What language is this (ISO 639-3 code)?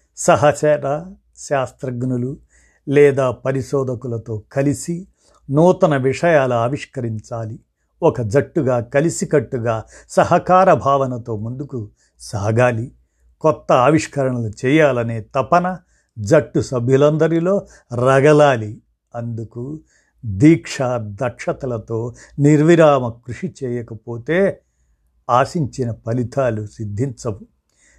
tel